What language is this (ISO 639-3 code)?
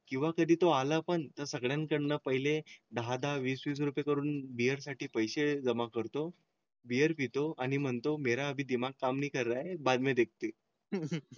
mar